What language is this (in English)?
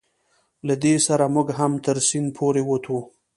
Pashto